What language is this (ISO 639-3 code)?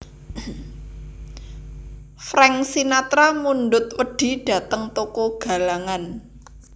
jav